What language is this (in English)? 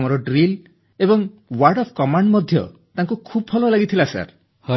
Odia